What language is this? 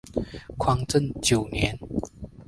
Chinese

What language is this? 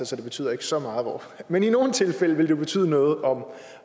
Danish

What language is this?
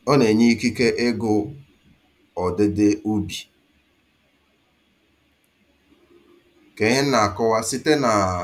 Igbo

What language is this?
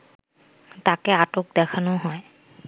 Bangla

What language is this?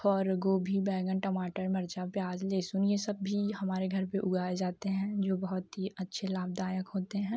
Hindi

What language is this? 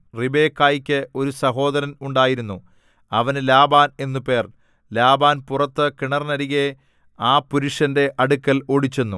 Malayalam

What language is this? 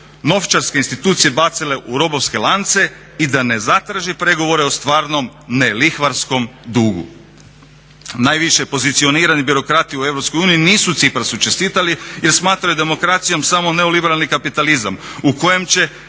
Croatian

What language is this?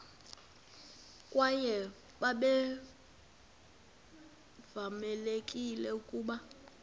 Xhosa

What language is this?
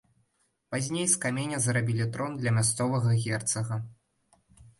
Belarusian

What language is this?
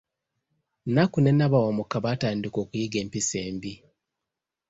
Ganda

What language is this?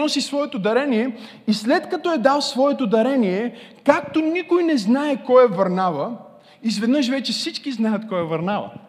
Bulgarian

